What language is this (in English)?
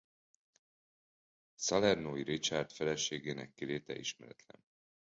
Hungarian